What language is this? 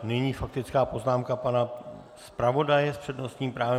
Czech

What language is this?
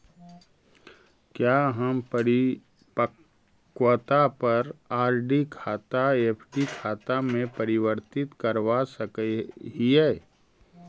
Magahi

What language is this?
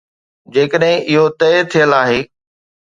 Sindhi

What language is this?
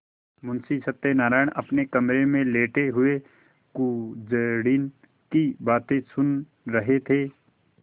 Hindi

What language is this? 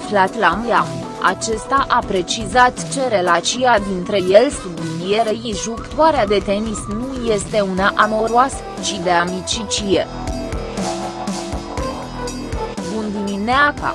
Romanian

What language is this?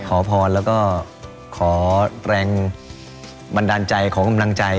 Thai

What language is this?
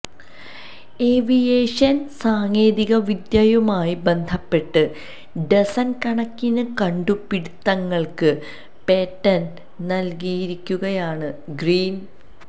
Malayalam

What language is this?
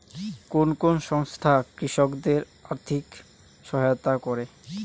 Bangla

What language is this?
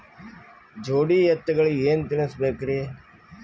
Kannada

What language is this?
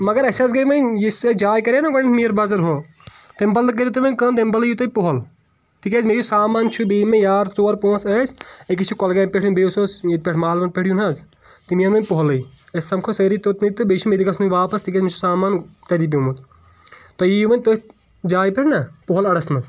Kashmiri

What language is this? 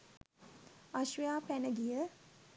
Sinhala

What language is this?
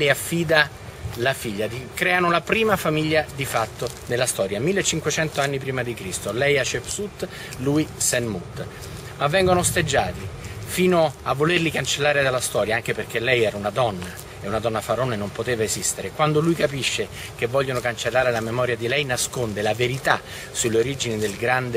Italian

